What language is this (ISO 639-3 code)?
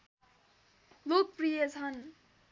nep